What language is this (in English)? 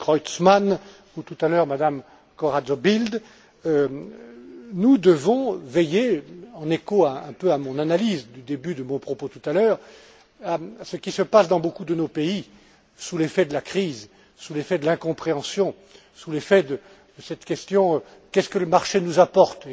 French